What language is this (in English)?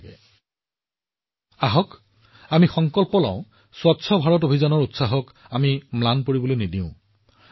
Assamese